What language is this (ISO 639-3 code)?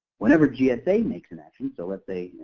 eng